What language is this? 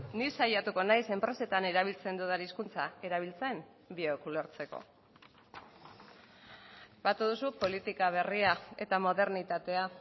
Basque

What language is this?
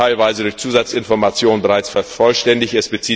German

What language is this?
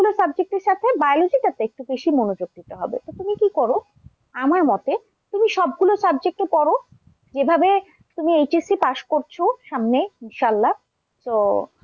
Bangla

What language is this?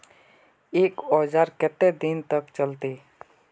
Magahi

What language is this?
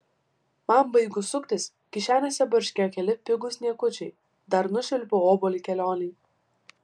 Lithuanian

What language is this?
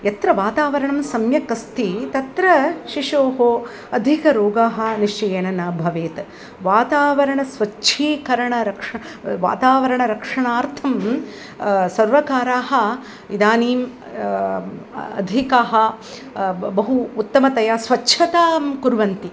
Sanskrit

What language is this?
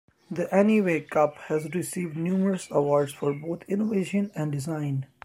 English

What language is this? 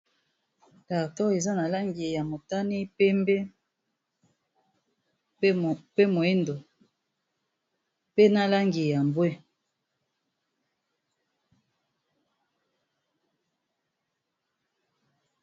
Lingala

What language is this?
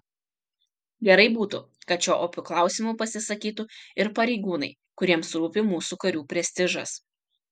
Lithuanian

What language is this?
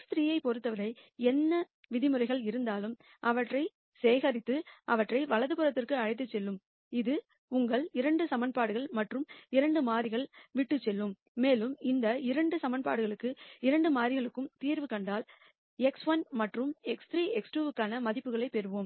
Tamil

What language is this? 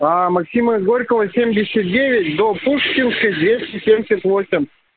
Russian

